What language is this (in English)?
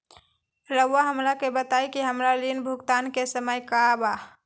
Magahi